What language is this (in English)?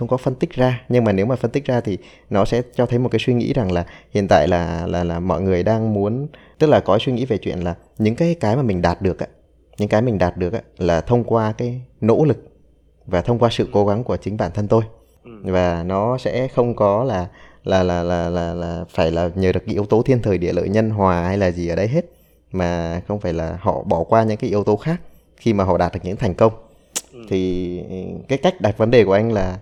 Vietnamese